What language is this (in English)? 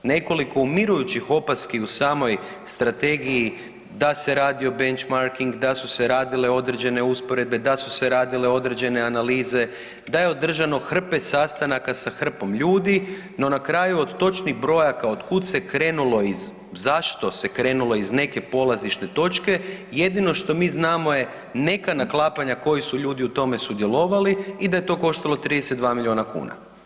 Croatian